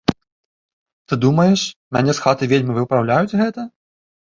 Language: Belarusian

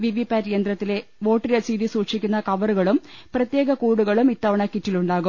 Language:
Malayalam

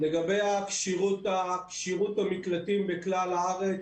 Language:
Hebrew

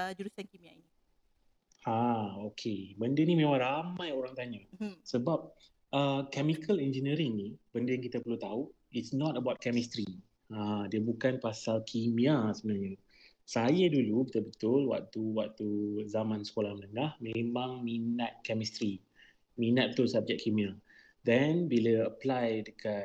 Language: Malay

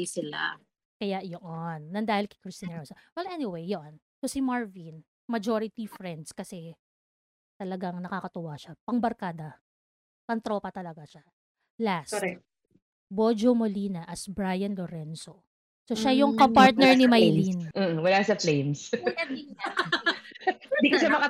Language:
Filipino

